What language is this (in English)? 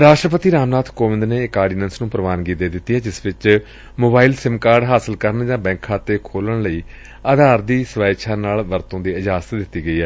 Punjabi